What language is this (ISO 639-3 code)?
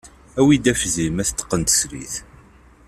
kab